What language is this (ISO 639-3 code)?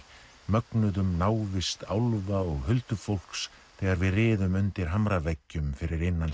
isl